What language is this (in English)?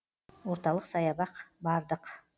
Kazakh